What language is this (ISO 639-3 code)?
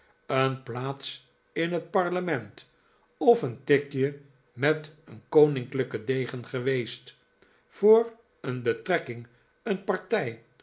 nld